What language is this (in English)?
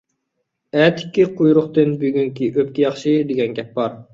Uyghur